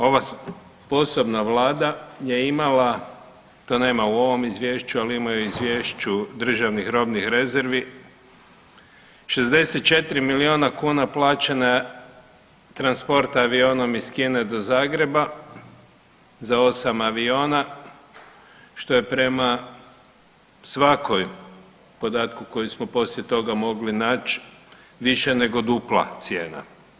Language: Croatian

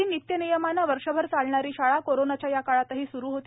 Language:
Marathi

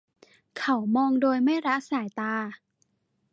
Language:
Thai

